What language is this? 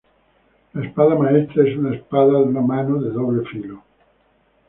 Spanish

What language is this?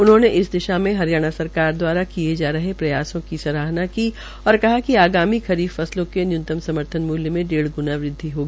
Hindi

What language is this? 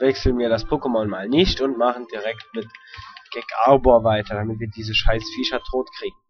German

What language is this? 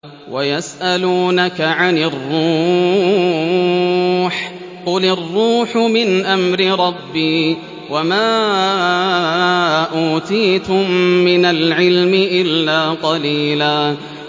Arabic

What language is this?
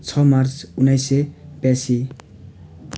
Nepali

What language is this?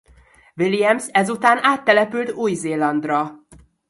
Hungarian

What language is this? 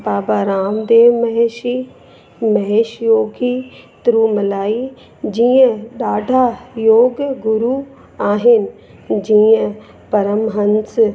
Sindhi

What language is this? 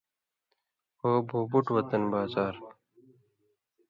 Indus Kohistani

